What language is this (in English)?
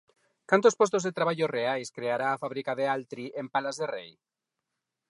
Galician